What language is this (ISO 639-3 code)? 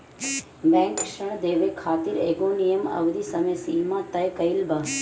bho